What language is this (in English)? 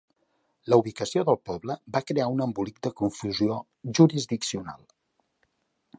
Catalan